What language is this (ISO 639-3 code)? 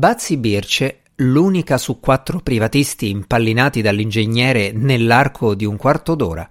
ita